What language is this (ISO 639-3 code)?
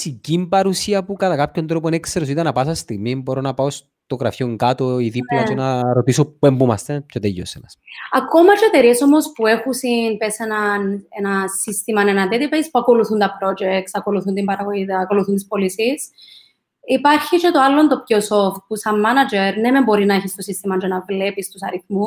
ell